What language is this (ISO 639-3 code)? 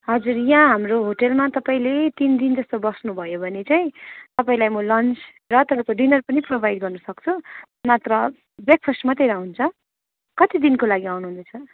nep